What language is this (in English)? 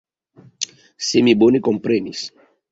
Esperanto